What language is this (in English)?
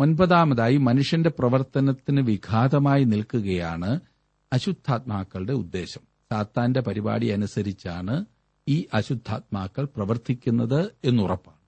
Malayalam